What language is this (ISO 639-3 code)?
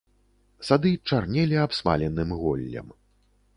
bel